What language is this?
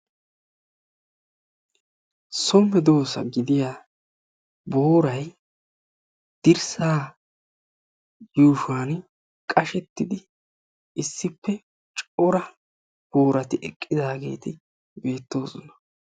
Wolaytta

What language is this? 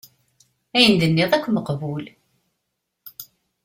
Kabyle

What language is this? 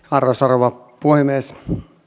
Finnish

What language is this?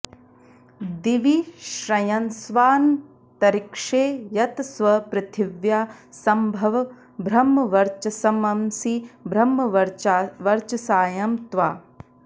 Sanskrit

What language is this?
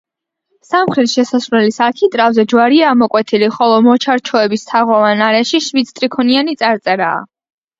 Georgian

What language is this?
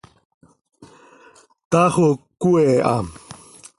Seri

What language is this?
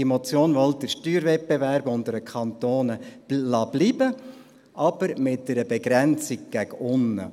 Swiss German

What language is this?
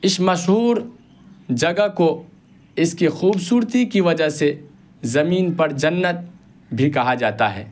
Urdu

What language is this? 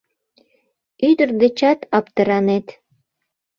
Mari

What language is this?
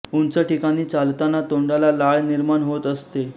Marathi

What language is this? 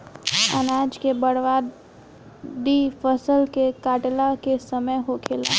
Bhojpuri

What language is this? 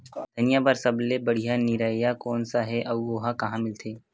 Chhattisgarhi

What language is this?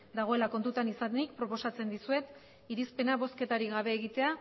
Basque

